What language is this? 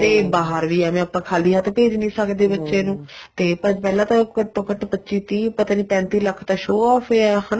Punjabi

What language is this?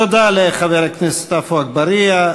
Hebrew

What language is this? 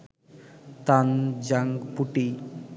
Bangla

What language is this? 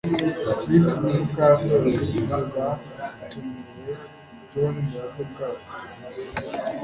Kinyarwanda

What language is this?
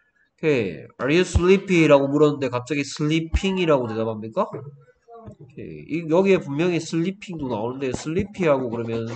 Korean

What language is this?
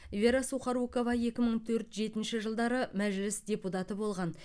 Kazakh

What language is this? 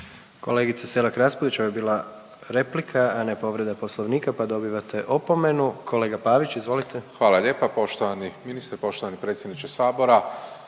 Croatian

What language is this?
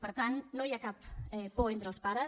Catalan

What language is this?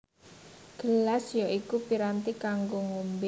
Javanese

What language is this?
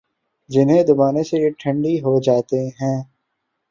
Urdu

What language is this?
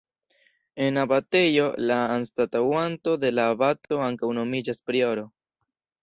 Esperanto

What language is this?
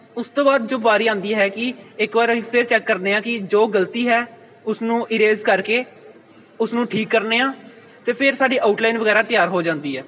Punjabi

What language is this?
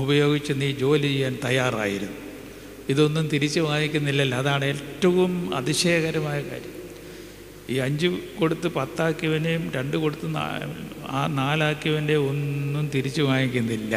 Malayalam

